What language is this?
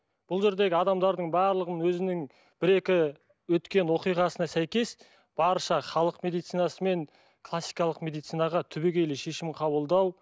Kazakh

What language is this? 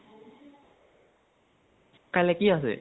Assamese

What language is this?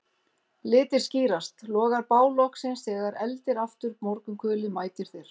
Icelandic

